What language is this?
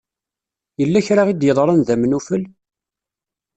Kabyle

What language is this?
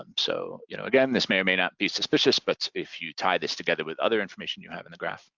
English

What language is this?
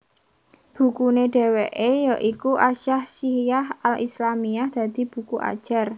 Javanese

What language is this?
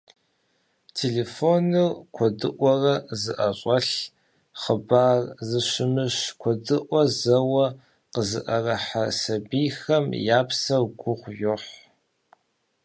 Kabardian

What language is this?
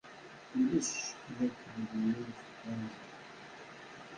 Kabyle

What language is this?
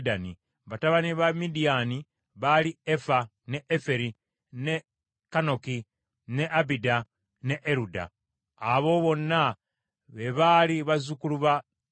Ganda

